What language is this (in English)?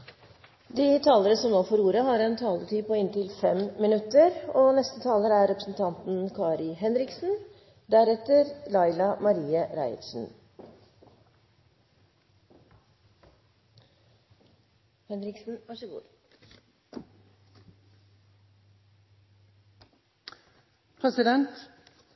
Norwegian